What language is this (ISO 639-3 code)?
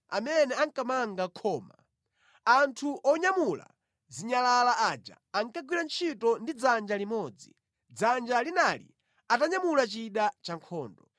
nya